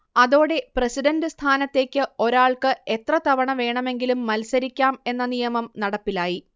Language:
Malayalam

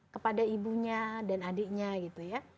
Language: Indonesian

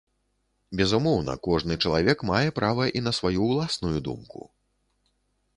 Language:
Belarusian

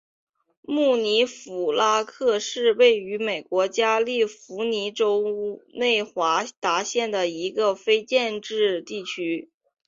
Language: Chinese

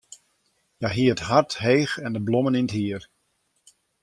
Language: Western Frisian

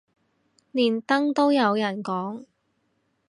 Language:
Cantonese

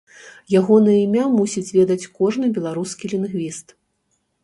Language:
Belarusian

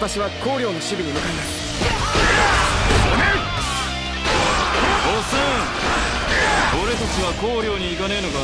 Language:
Japanese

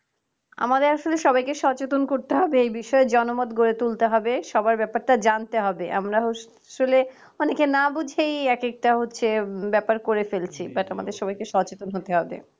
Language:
Bangla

